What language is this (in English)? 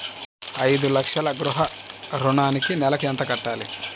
Telugu